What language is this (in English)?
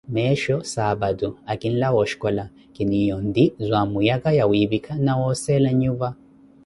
Koti